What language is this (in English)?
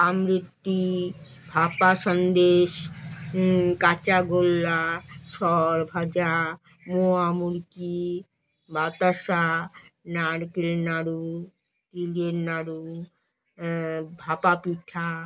Bangla